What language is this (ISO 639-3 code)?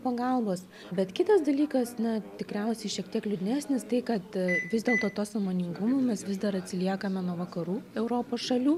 lit